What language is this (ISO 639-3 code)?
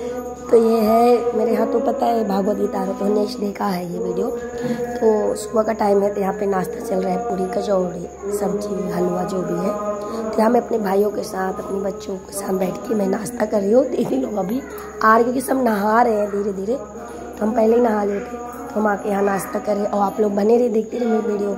hin